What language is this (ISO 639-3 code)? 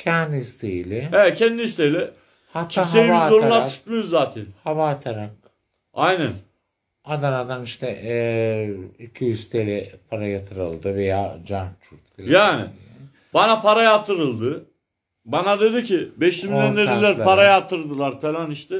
tur